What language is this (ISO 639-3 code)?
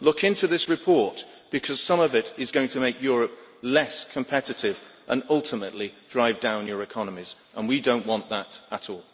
eng